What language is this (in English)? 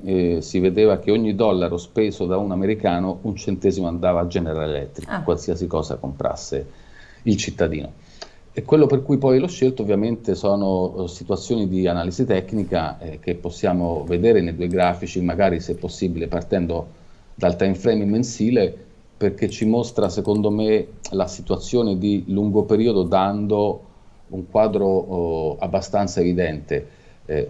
Italian